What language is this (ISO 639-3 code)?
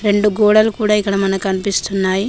tel